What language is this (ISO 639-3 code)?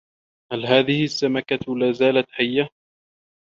ara